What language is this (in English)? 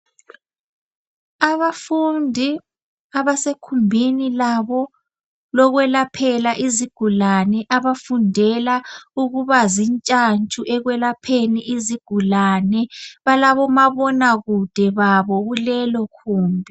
North Ndebele